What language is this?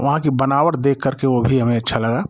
Hindi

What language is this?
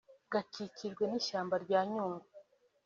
Kinyarwanda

